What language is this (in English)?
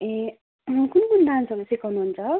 Nepali